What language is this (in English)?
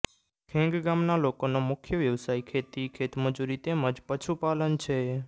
Gujarati